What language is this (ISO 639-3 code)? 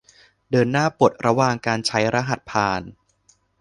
tha